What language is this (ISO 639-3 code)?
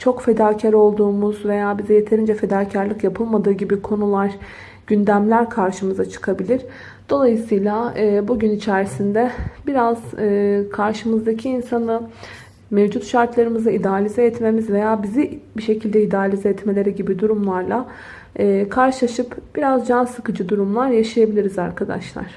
tur